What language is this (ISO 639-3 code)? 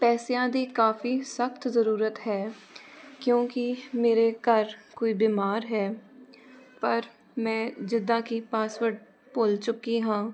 pan